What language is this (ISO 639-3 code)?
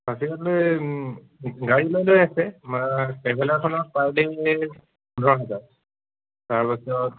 asm